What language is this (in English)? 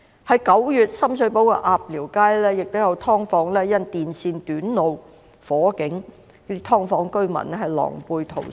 Cantonese